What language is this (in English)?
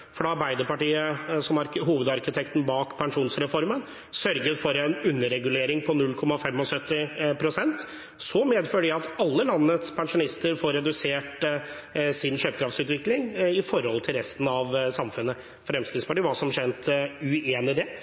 Norwegian Bokmål